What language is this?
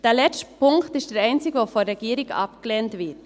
Swiss German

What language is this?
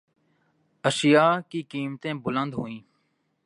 Urdu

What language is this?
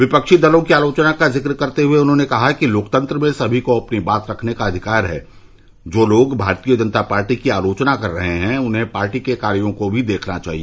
Hindi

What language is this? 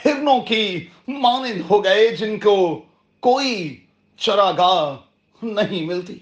Urdu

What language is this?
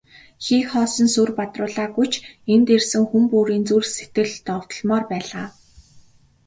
Mongolian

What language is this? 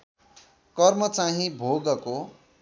Nepali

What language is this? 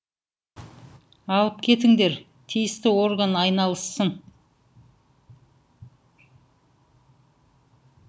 Kazakh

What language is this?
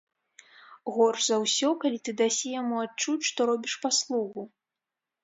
Belarusian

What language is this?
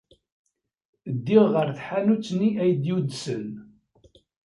Kabyle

